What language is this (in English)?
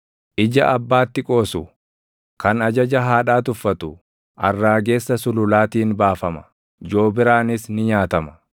Oromo